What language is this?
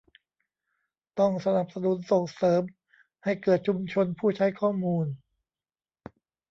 Thai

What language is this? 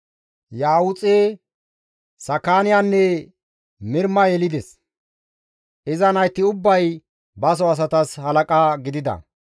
Gamo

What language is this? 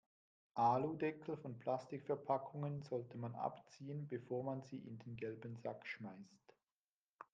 German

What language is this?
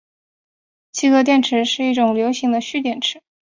Chinese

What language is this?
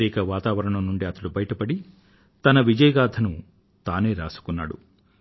Telugu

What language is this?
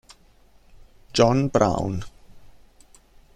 Italian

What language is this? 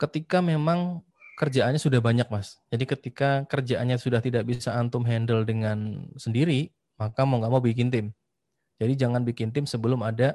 Indonesian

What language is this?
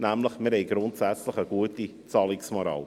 Swiss German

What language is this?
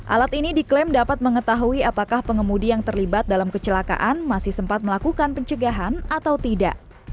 Indonesian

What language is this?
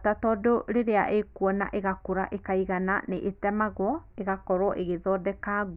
Kikuyu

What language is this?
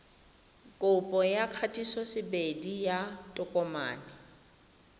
Tswana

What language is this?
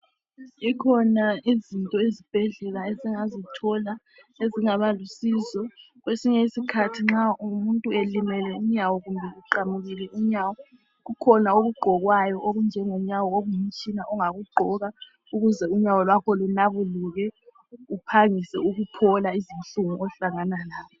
North Ndebele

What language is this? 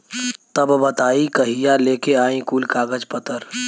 Bhojpuri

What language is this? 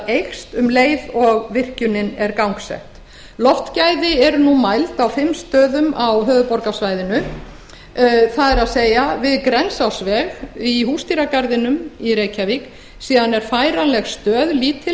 Icelandic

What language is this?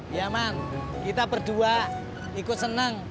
Indonesian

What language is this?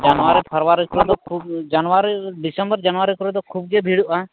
Santali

